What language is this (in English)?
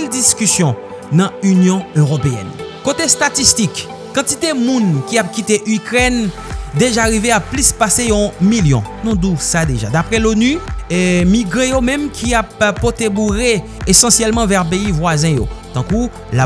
French